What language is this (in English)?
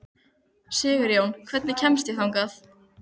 Icelandic